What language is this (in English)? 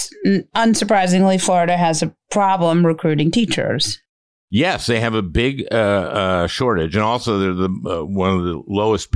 English